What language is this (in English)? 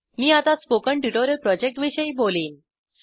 Marathi